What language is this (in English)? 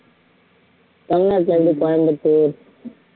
Tamil